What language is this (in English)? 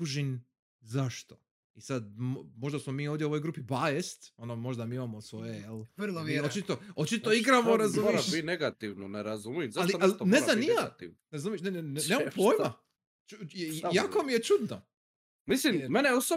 Croatian